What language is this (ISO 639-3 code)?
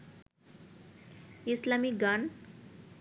ben